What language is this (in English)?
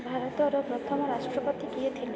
Odia